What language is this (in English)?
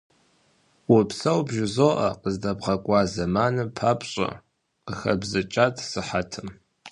Kabardian